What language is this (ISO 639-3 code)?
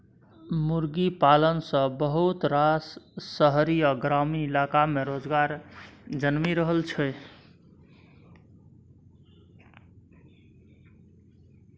mai